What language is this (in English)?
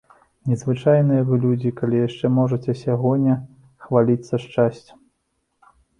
Belarusian